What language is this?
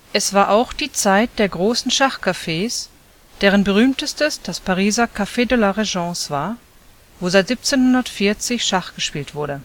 German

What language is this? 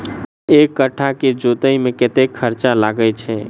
Maithili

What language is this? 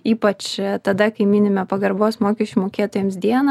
Lithuanian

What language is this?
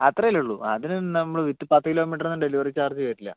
Malayalam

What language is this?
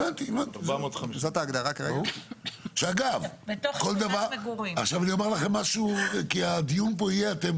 Hebrew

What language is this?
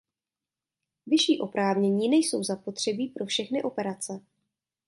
Czech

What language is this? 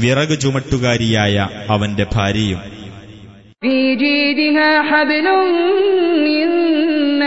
Malayalam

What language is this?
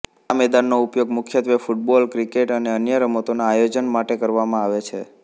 Gujarati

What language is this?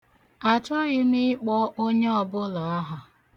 Igbo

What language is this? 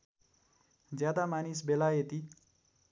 Nepali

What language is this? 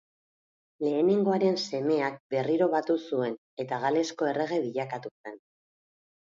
Basque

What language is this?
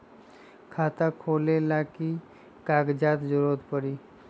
Magahi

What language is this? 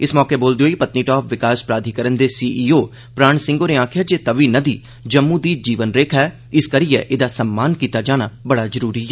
Dogri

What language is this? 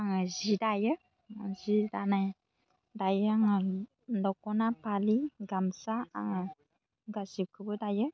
Bodo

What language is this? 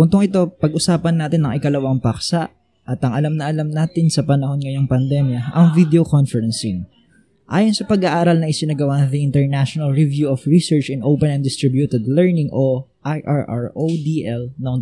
Filipino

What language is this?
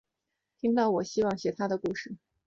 Chinese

